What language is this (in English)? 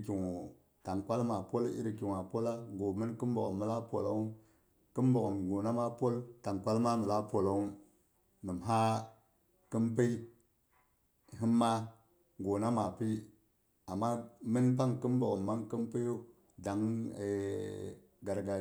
Boghom